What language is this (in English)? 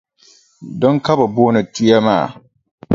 Dagbani